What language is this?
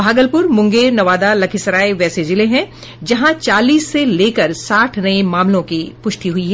Hindi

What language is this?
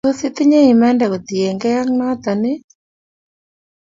Kalenjin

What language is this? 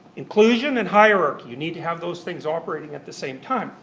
English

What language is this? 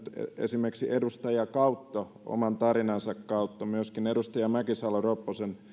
Finnish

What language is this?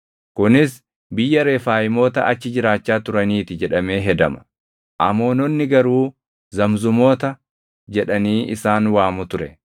Oromo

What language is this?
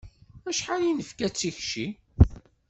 Kabyle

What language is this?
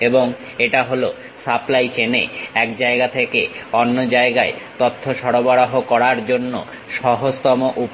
Bangla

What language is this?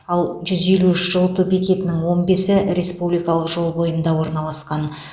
Kazakh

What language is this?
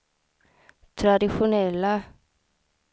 Swedish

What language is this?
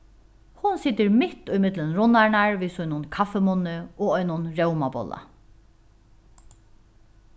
Faroese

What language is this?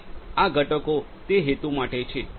Gujarati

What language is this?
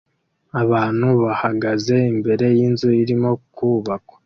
Kinyarwanda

